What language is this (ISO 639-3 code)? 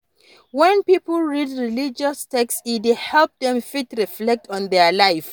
pcm